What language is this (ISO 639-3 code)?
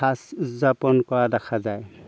asm